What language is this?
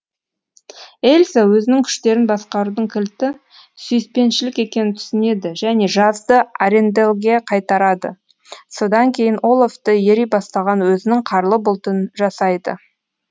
Kazakh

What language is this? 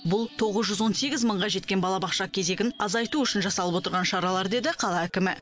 Kazakh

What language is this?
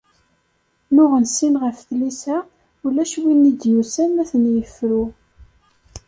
Kabyle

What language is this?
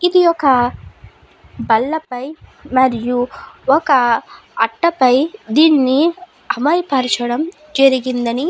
Telugu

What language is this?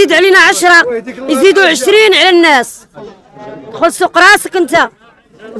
Arabic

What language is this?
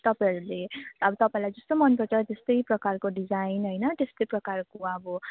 Nepali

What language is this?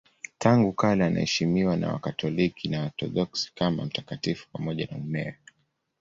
Swahili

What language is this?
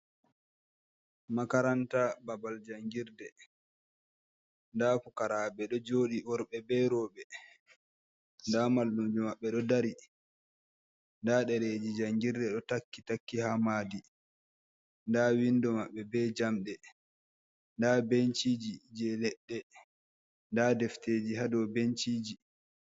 Fula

